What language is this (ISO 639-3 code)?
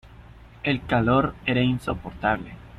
spa